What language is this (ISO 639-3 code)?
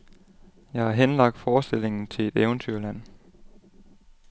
dan